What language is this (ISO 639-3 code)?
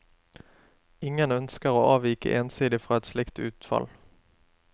nor